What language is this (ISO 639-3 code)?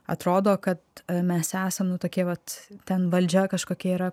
lit